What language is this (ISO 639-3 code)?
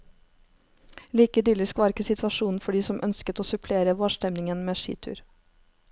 nor